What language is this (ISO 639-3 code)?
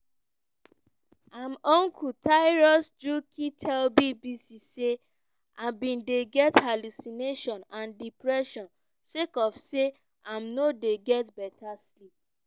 pcm